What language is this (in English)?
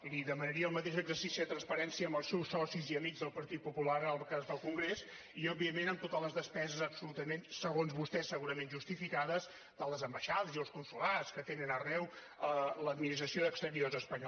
Catalan